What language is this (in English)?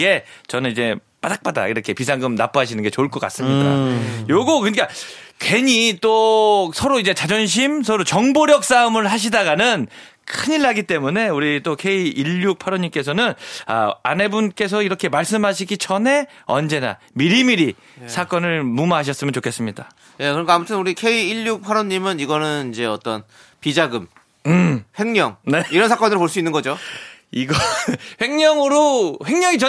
Korean